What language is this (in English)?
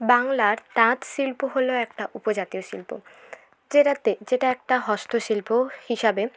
Bangla